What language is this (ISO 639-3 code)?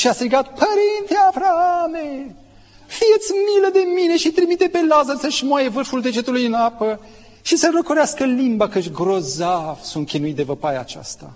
ron